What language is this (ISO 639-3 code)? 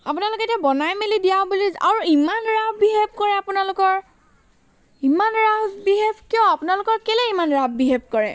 asm